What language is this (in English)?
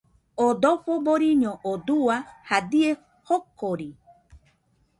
Nüpode Huitoto